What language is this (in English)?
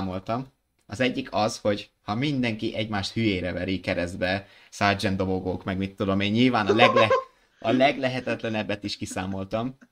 Hungarian